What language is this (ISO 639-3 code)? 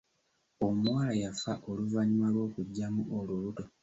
lug